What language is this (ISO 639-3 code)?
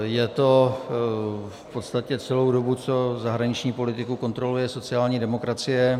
ces